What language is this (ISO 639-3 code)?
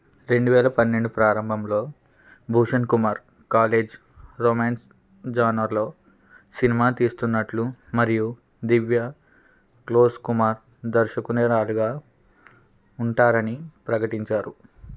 tel